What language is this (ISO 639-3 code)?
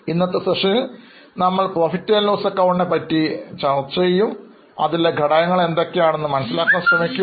mal